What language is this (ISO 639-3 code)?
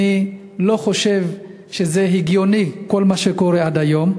heb